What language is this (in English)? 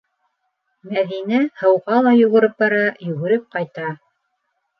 Bashkir